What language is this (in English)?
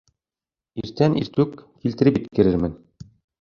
Bashkir